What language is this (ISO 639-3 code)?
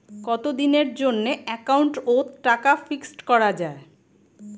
ben